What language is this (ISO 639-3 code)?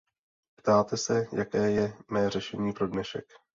ces